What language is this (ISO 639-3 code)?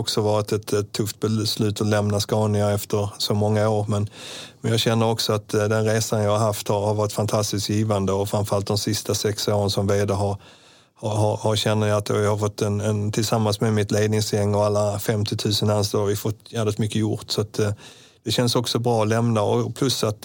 swe